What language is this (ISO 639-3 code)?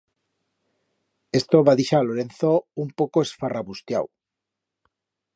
arg